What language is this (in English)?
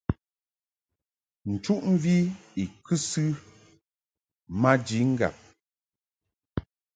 Mungaka